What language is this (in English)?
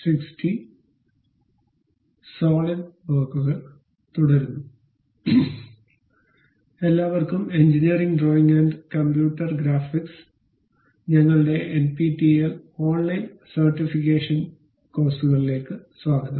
Malayalam